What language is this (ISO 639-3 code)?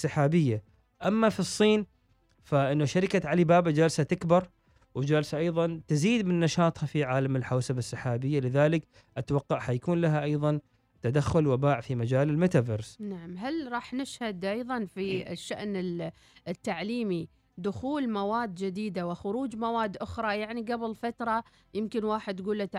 ara